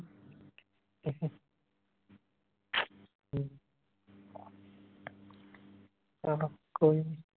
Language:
Punjabi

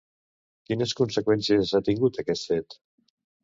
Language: Catalan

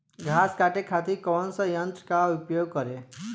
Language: Bhojpuri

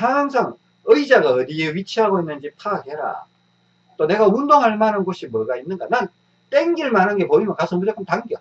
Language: Korean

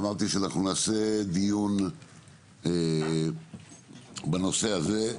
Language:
Hebrew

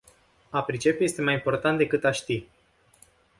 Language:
Romanian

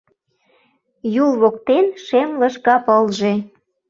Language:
Mari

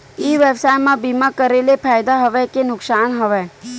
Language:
Chhattisgarhi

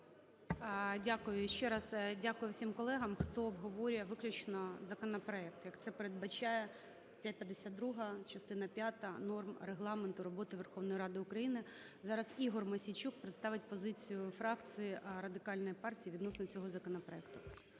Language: Ukrainian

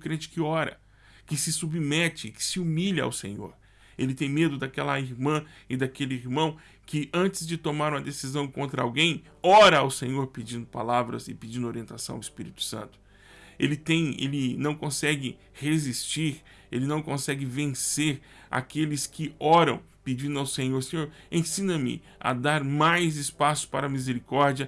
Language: Portuguese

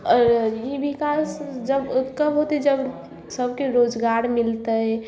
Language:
Maithili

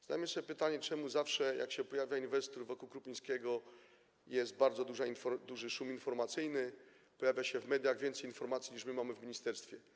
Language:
Polish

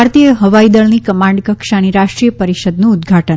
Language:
Gujarati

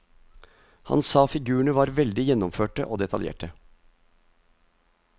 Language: Norwegian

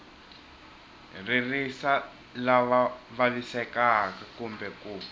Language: Tsonga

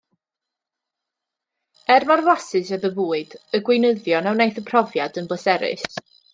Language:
Welsh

